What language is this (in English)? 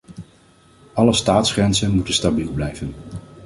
Dutch